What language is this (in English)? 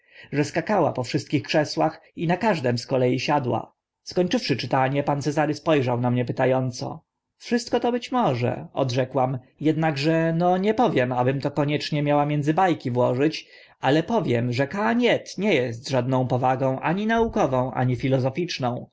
Polish